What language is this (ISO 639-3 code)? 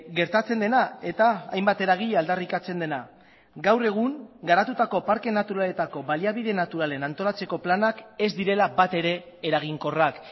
eus